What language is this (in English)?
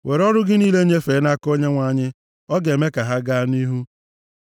Igbo